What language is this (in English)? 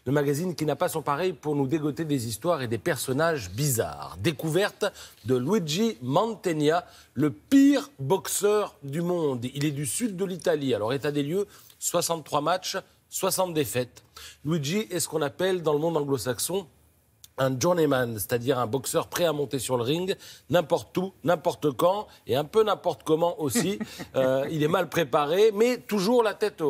French